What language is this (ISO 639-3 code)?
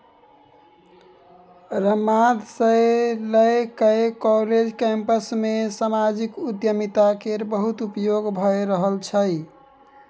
mai